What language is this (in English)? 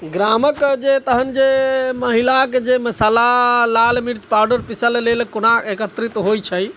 Maithili